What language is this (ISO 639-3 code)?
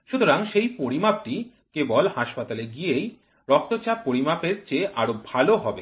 ben